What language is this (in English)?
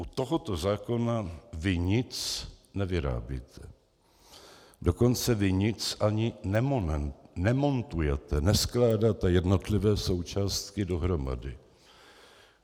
Czech